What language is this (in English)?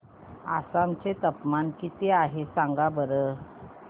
Marathi